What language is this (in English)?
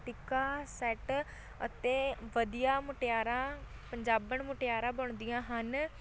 Punjabi